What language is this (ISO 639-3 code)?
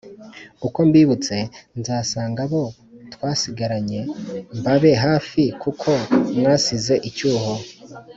kin